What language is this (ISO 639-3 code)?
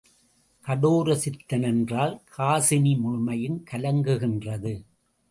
tam